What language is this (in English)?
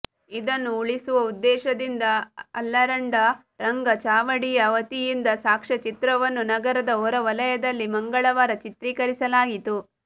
Kannada